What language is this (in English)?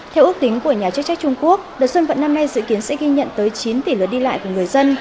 Vietnamese